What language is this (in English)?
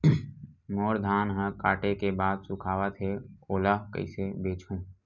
Chhattisgarhi